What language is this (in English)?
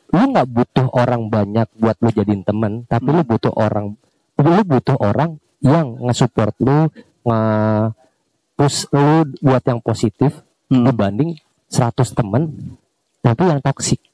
Indonesian